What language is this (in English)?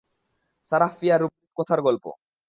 Bangla